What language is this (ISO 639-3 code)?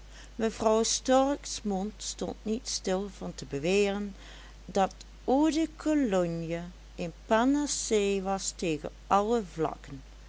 nld